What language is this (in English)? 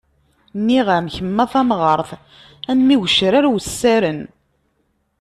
Kabyle